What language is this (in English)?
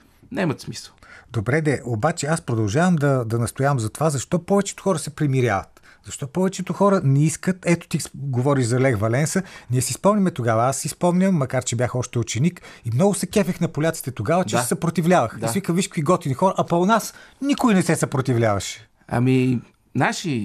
Bulgarian